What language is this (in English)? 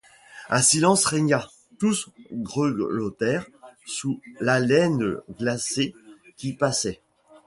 French